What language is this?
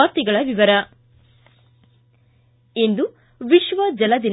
Kannada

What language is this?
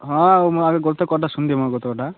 Odia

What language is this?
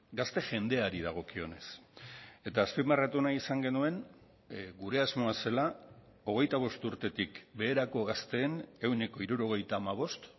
Basque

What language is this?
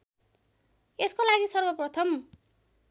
Nepali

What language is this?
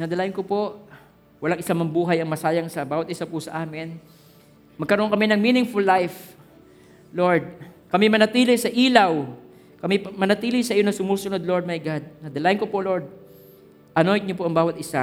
Filipino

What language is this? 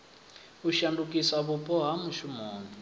Venda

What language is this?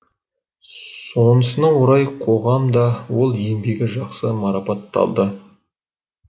Kazakh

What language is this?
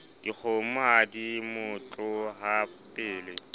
Southern Sotho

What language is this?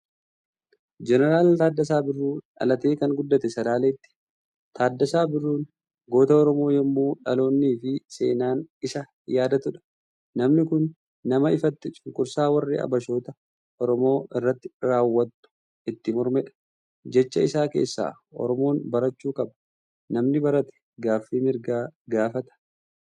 Oromo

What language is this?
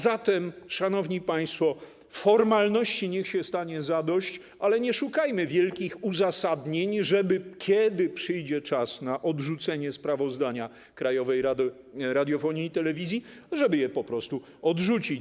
Polish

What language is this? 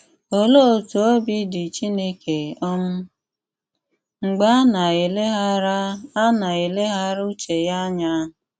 Igbo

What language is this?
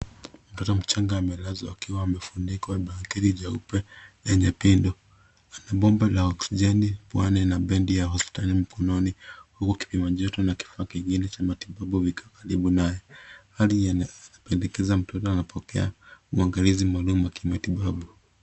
Swahili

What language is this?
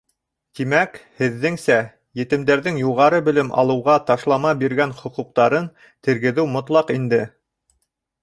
Bashkir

